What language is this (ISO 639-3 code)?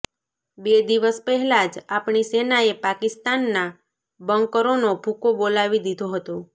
guj